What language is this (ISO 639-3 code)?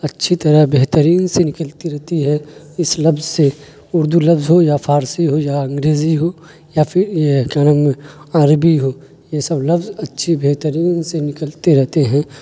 urd